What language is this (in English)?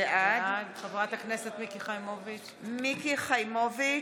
Hebrew